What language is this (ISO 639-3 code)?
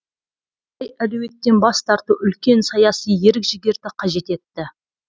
kaz